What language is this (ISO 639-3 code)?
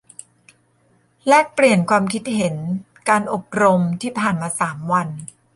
tha